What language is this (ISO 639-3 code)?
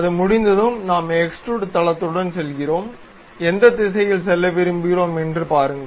tam